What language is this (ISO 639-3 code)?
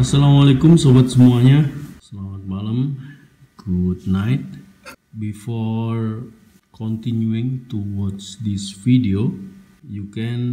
ind